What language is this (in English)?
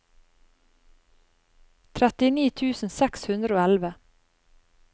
Norwegian